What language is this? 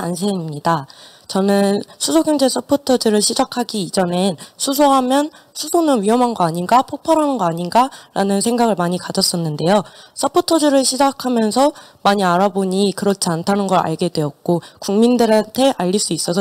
Korean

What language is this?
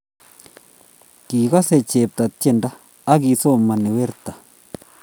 Kalenjin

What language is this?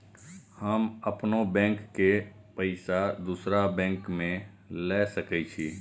Maithili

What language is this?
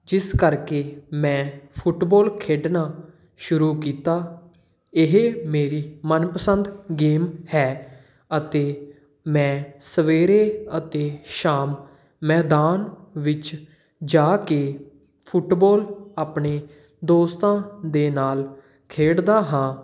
Punjabi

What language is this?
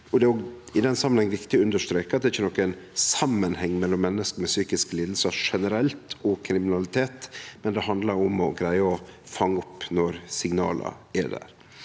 Norwegian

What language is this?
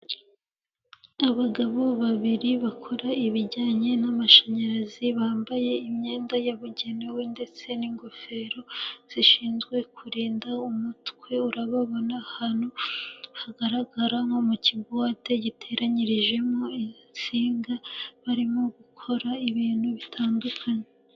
Kinyarwanda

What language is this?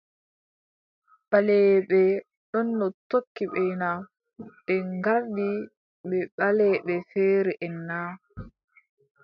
Adamawa Fulfulde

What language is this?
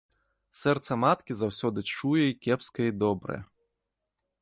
Belarusian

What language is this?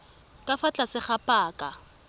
Tswana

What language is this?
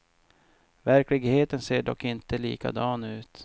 Swedish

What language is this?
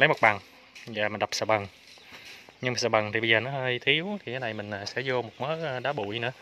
Vietnamese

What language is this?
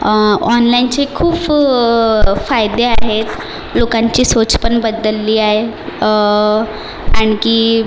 Marathi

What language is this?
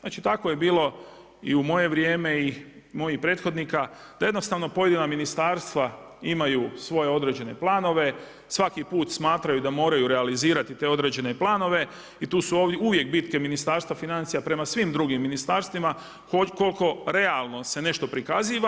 Croatian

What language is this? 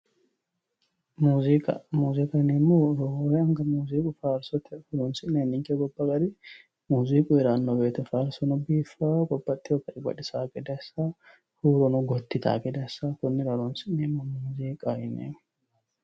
Sidamo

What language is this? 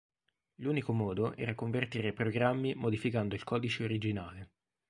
Italian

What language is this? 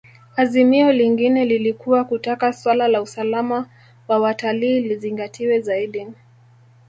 Swahili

